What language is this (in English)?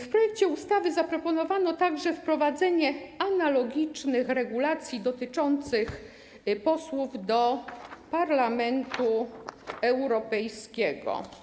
Polish